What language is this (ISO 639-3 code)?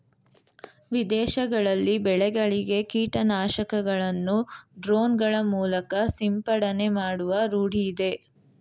kan